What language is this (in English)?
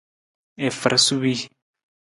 Nawdm